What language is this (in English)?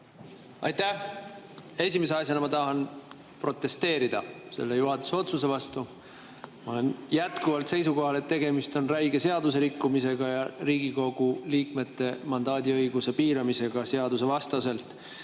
Estonian